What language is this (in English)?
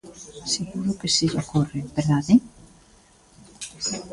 Galician